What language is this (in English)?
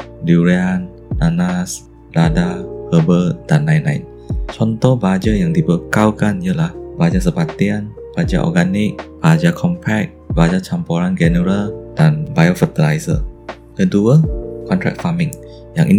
Malay